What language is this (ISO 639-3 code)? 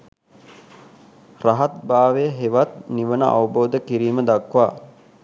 sin